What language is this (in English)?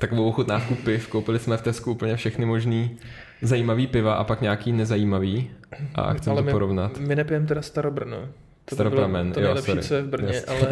Czech